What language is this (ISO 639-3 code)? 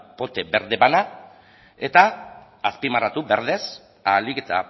eus